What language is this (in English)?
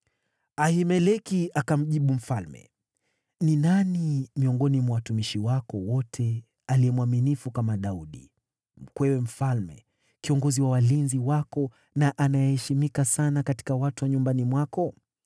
Swahili